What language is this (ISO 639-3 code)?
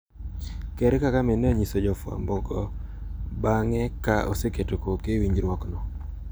luo